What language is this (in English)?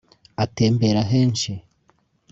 Kinyarwanda